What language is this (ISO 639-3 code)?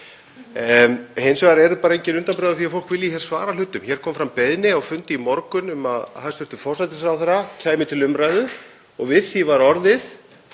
isl